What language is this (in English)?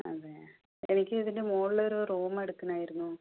Malayalam